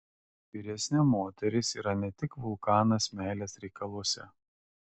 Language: Lithuanian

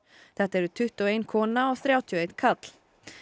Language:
Icelandic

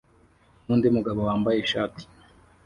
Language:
Kinyarwanda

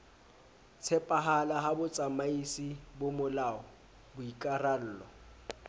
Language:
Southern Sotho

